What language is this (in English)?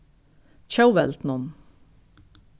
Faroese